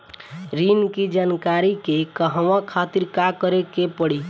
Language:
Bhojpuri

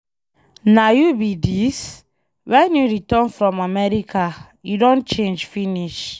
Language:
Nigerian Pidgin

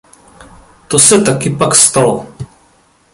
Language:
Czech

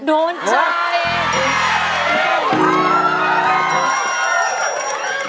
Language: Thai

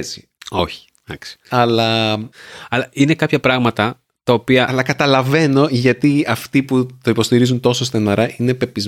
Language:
Greek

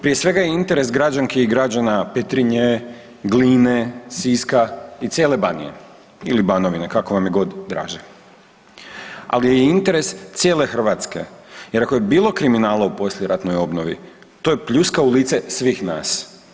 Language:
Croatian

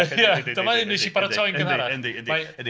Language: Welsh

